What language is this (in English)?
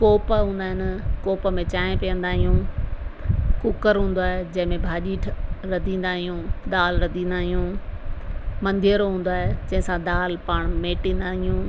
Sindhi